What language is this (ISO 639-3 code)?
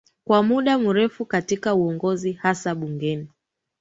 swa